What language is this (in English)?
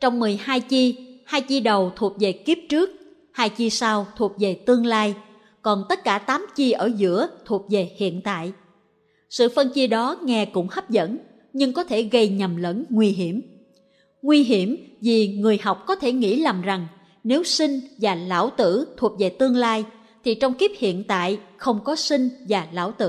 Vietnamese